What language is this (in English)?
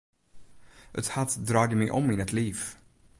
Western Frisian